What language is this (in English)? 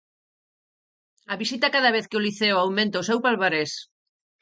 Galician